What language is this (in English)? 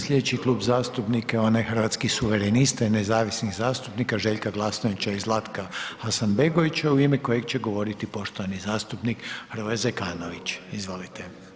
Croatian